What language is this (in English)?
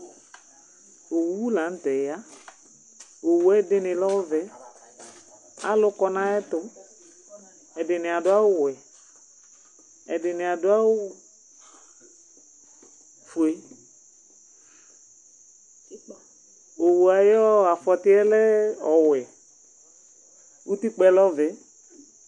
Ikposo